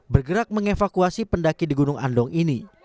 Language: Indonesian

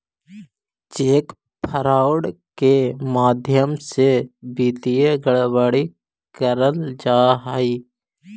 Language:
Magahi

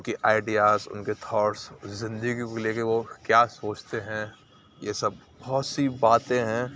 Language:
Urdu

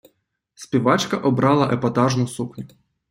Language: Ukrainian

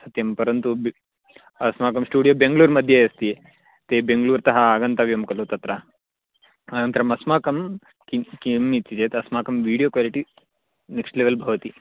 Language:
Sanskrit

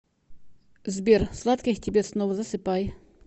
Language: Russian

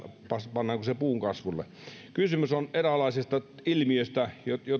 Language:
Finnish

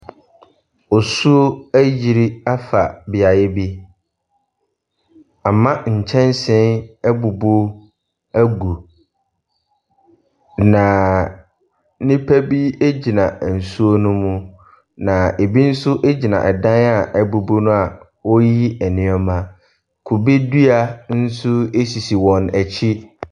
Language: Akan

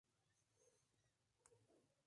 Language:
Spanish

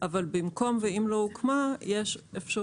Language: Hebrew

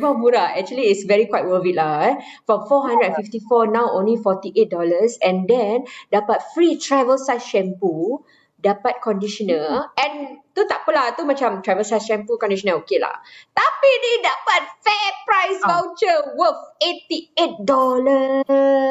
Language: Malay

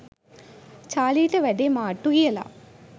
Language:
Sinhala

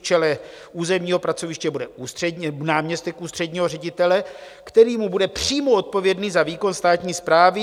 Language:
Czech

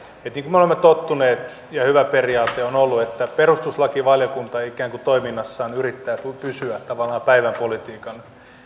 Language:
Finnish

